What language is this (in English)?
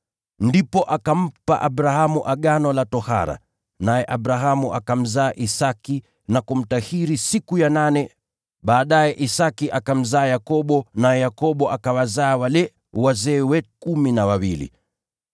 Swahili